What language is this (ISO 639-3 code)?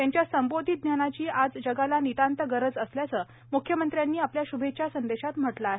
mar